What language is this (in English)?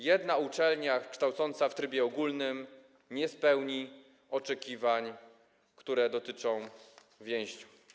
Polish